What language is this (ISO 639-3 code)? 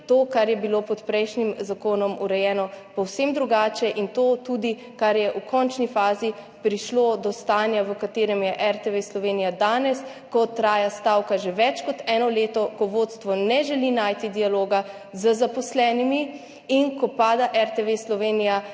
slv